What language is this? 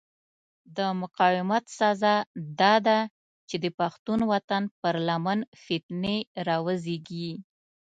Pashto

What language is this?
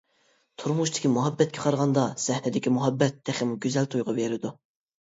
Uyghur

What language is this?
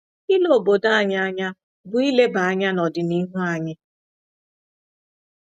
Igbo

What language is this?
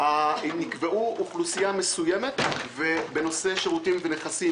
Hebrew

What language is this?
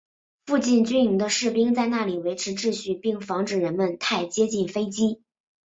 Chinese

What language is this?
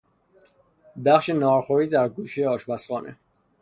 Persian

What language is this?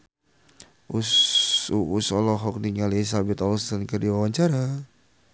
Sundanese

